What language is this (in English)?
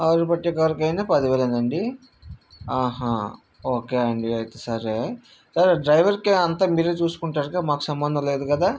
Telugu